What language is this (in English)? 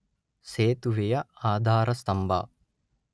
Kannada